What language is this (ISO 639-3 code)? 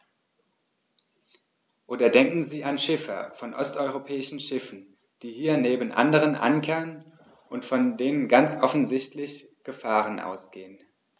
deu